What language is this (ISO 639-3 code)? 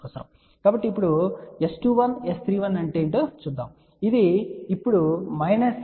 tel